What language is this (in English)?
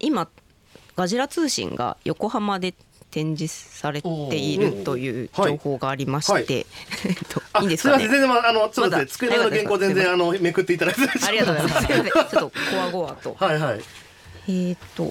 Japanese